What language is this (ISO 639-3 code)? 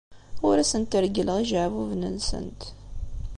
kab